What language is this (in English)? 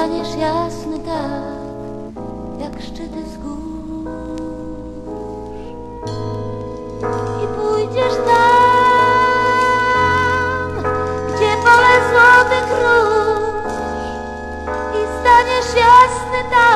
Polish